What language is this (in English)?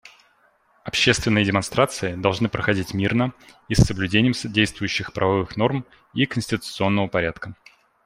Russian